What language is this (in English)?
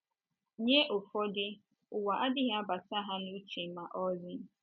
Igbo